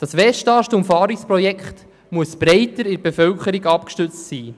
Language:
Swiss German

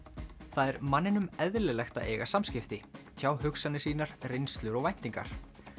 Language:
Icelandic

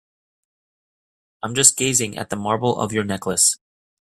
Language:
English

